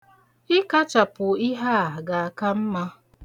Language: Igbo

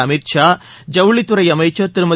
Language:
Tamil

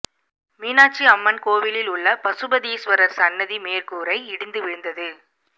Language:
Tamil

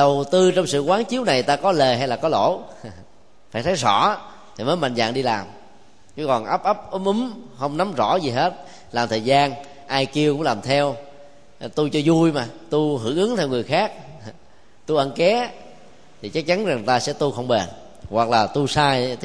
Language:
Vietnamese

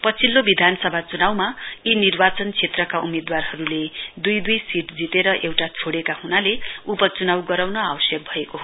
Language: Nepali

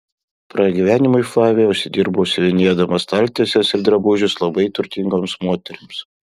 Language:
Lithuanian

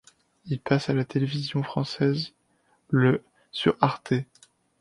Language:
French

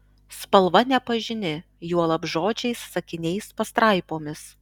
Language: Lithuanian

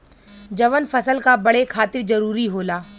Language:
Bhojpuri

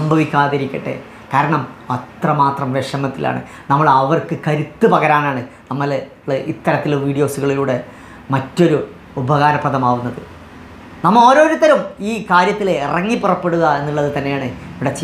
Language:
Malayalam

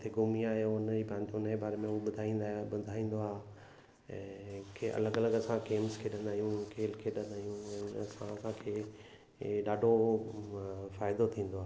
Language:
Sindhi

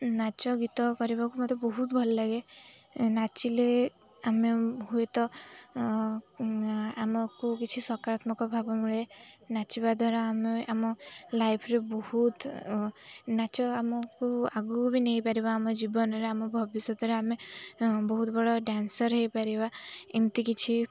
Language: Odia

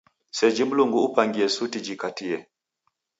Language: Taita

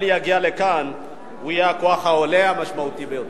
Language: Hebrew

